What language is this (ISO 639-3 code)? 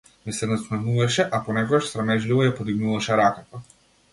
mkd